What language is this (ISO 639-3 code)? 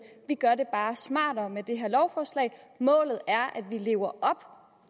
dan